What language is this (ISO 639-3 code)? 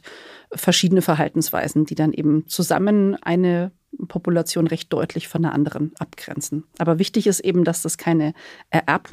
deu